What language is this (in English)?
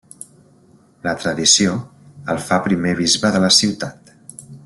Catalan